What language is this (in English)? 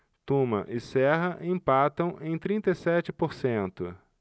Portuguese